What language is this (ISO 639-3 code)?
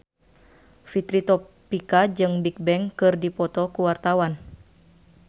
sun